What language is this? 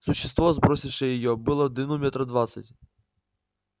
Russian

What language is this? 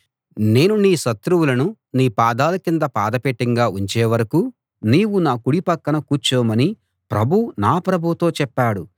Telugu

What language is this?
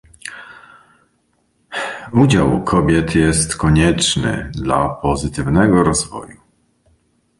Polish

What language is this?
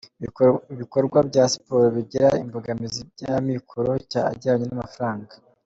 Kinyarwanda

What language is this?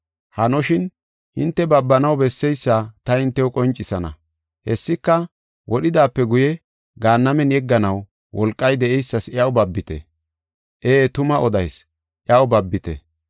Gofa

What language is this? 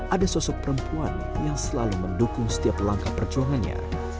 Indonesian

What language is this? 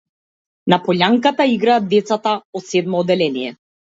Macedonian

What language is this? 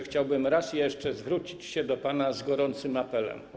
Polish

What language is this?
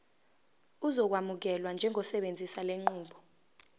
Zulu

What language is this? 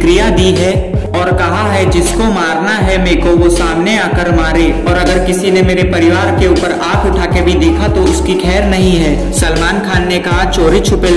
Hindi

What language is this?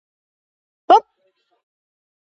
Georgian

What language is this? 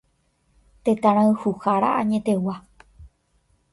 Guarani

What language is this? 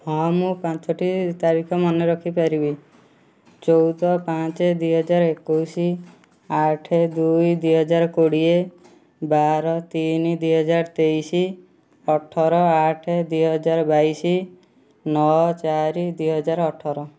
Odia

